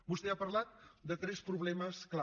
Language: Catalan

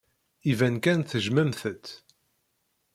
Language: Kabyle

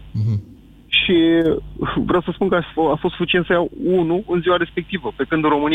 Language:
Romanian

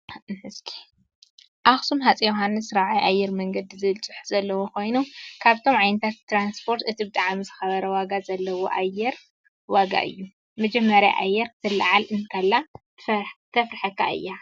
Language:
Tigrinya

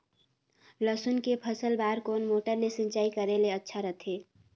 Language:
Chhattisgarhi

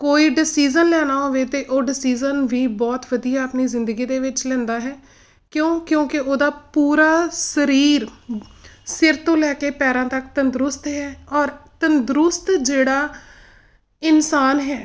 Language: Punjabi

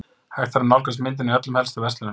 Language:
Icelandic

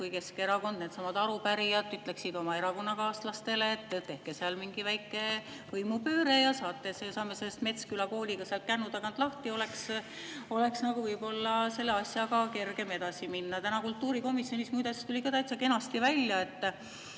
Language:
Estonian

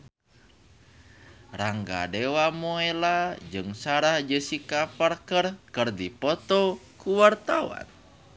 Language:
Sundanese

